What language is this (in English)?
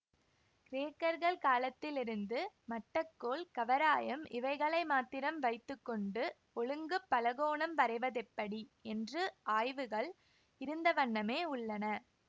Tamil